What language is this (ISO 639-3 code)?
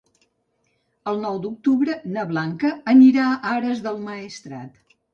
cat